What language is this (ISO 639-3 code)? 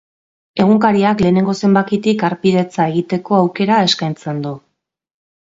eus